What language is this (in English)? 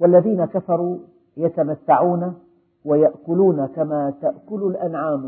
Arabic